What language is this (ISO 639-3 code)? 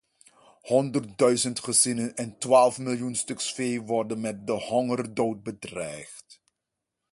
nld